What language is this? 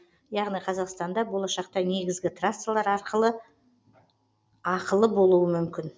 Kazakh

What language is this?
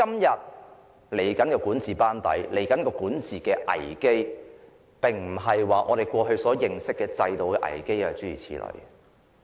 Cantonese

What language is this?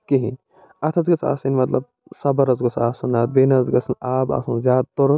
Kashmiri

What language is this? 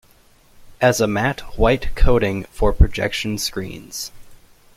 English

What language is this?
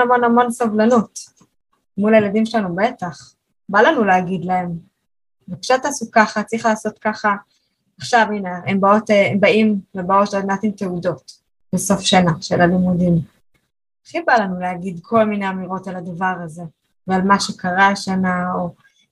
Hebrew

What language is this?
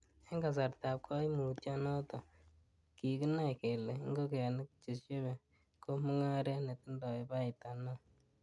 Kalenjin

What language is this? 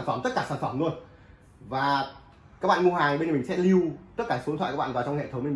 Vietnamese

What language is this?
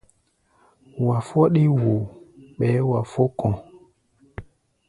Gbaya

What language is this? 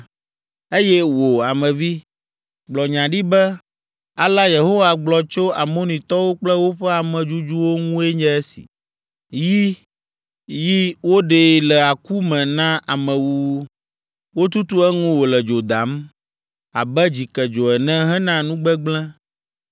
Ewe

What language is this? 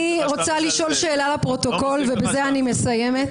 Hebrew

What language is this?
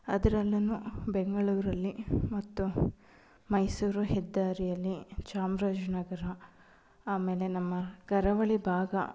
Kannada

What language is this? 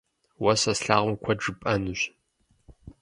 Kabardian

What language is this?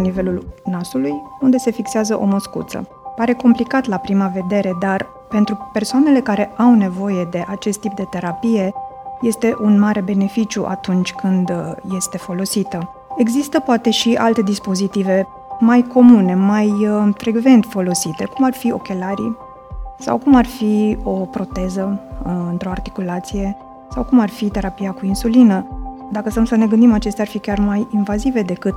Romanian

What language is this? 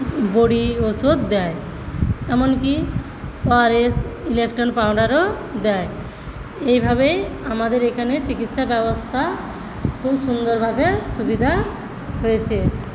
Bangla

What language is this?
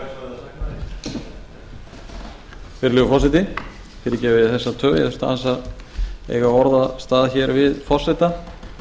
Icelandic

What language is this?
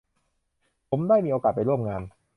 Thai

